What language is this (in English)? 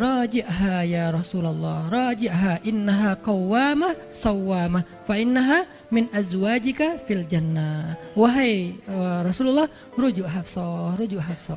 Indonesian